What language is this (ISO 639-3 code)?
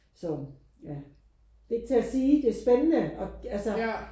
dan